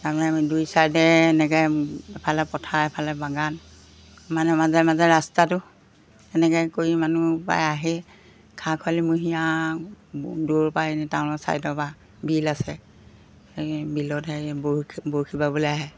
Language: Assamese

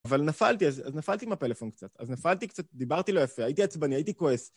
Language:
Hebrew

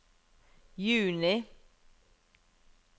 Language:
Norwegian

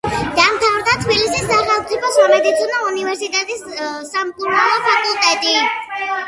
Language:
Georgian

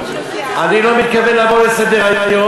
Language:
Hebrew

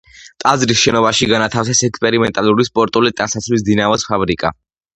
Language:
Georgian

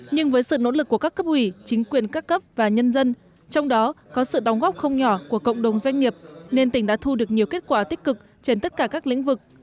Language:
Vietnamese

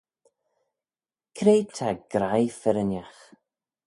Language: Manx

